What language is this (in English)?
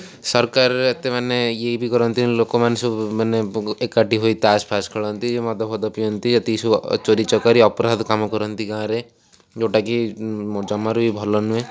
Odia